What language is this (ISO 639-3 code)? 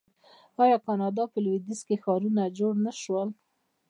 pus